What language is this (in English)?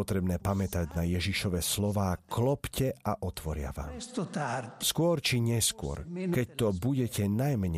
Slovak